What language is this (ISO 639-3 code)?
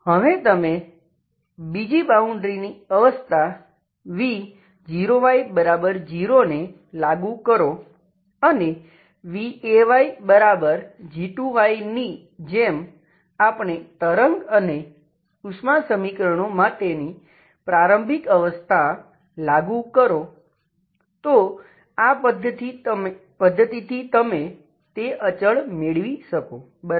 guj